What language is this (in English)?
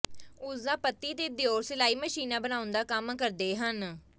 Punjabi